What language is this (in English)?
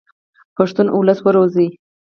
Pashto